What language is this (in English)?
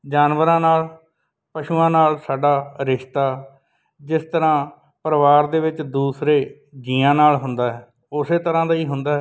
Punjabi